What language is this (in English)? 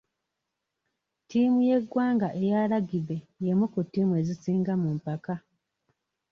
Ganda